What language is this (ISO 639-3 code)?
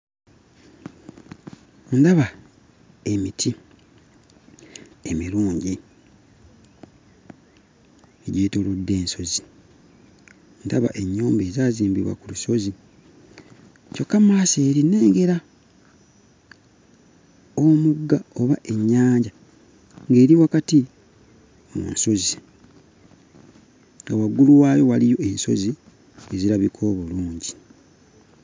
lug